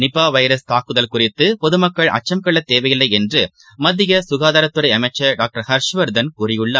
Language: Tamil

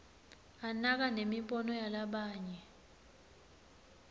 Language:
Swati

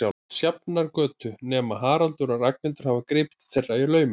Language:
Icelandic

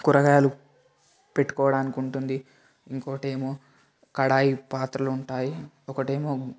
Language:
Telugu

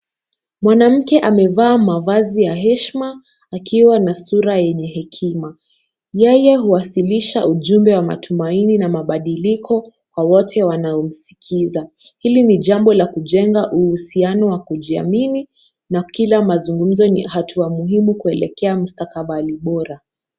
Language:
Swahili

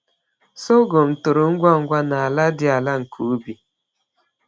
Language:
Igbo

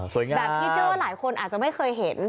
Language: Thai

